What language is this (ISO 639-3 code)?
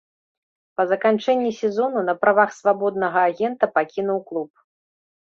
bel